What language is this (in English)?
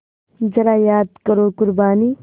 Hindi